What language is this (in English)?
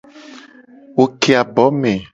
Gen